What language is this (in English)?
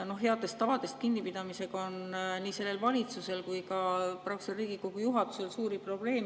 Estonian